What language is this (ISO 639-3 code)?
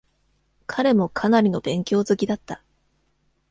jpn